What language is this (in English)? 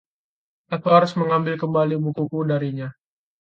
Indonesian